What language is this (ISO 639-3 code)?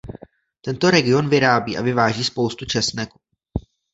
ces